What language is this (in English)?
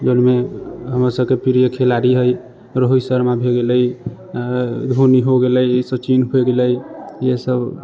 Maithili